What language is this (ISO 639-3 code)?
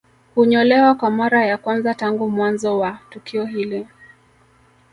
swa